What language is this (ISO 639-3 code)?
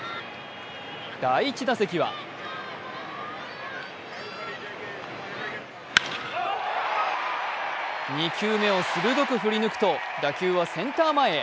jpn